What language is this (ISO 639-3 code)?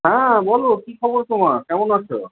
ben